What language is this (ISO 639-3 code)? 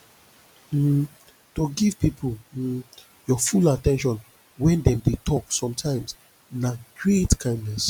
pcm